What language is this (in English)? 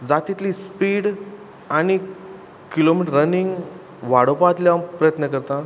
Konkani